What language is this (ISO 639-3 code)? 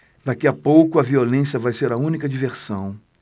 por